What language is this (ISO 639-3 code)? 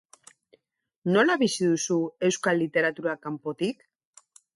eus